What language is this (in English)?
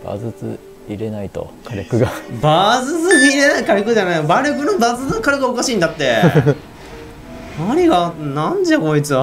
Japanese